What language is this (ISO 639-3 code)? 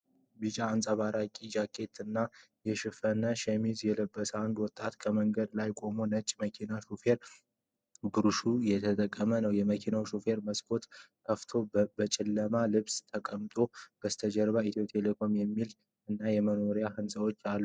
amh